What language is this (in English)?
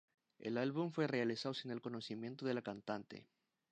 Spanish